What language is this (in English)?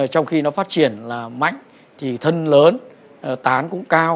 Vietnamese